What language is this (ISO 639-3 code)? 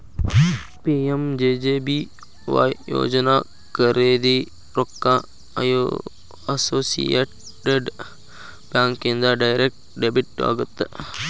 kan